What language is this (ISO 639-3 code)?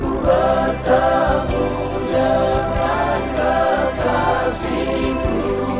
ind